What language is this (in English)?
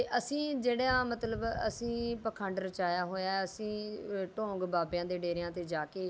Punjabi